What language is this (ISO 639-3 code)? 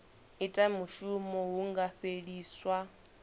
ven